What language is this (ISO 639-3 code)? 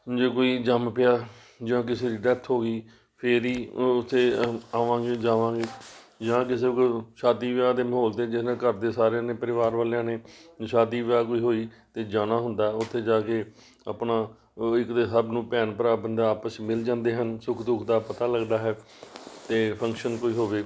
pan